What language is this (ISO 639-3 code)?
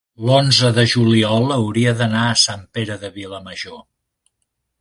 cat